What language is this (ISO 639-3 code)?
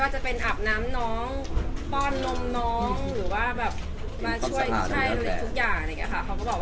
tha